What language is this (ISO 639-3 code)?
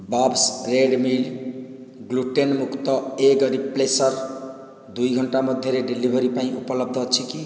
ori